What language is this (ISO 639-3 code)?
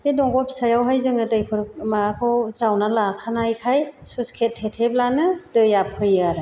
brx